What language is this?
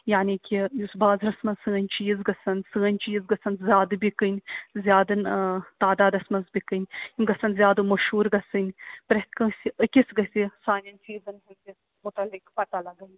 Kashmiri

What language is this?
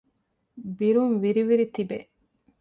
Divehi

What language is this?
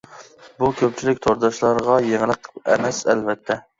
Uyghur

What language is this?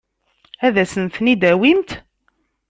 Kabyle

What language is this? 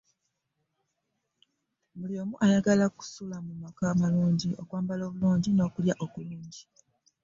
Ganda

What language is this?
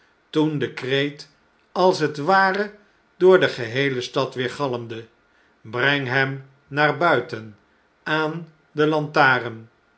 Dutch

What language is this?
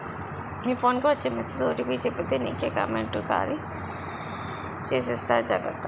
Telugu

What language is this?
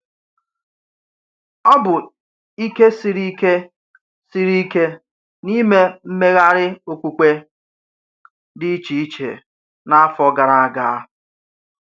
Igbo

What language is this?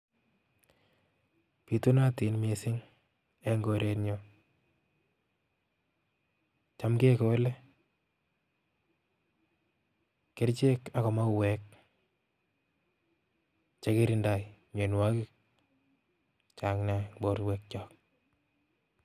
Kalenjin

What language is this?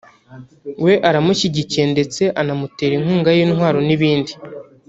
Kinyarwanda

